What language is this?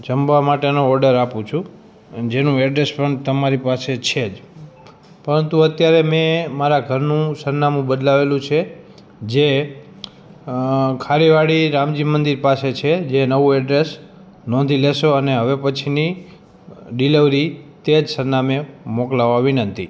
Gujarati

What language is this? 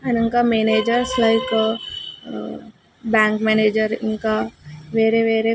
Telugu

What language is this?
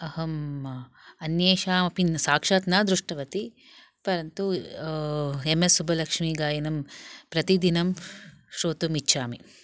Sanskrit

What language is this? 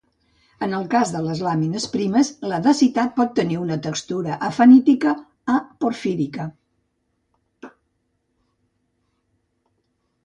Catalan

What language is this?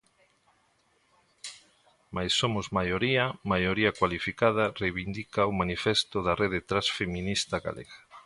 Galician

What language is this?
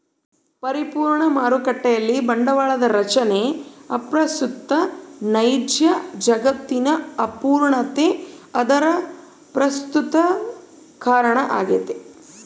Kannada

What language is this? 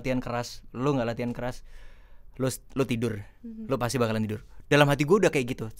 Indonesian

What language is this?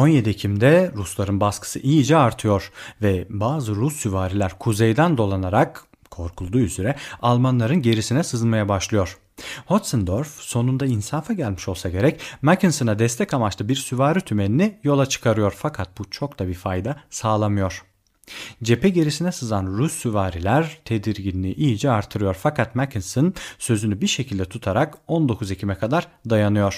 Turkish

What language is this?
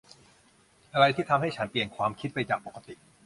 Thai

